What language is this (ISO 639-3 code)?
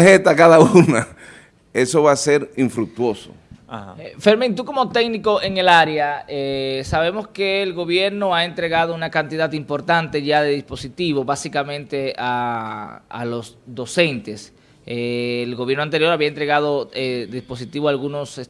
spa